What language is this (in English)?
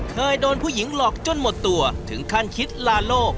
Thai